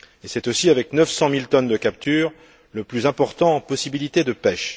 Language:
French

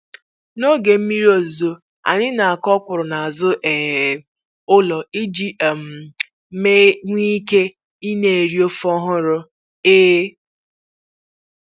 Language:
Igbo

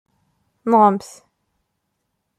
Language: Kabyle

